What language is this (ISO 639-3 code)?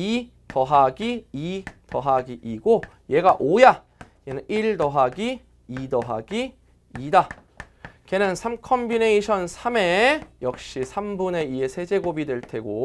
kor